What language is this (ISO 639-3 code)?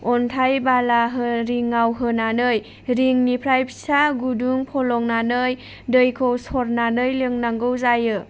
brx